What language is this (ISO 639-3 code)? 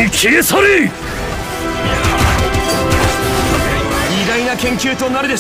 jpn